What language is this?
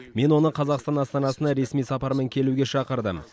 Kazakh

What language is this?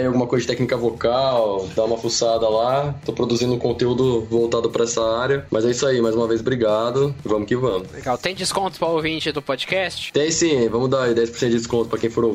Portuguese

